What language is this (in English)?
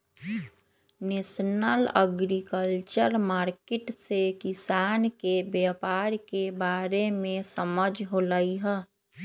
Magahi